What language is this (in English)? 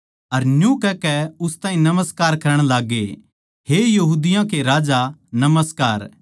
Haryanvi